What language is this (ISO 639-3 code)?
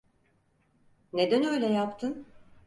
tur